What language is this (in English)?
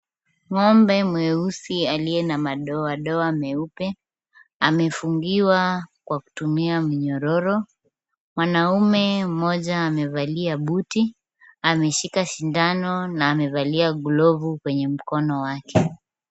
Swahili